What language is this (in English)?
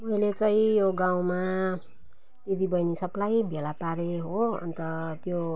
Nepali